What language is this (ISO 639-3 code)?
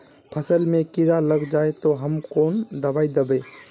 mag